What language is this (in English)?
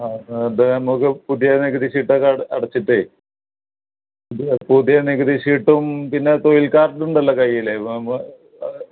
Malayalam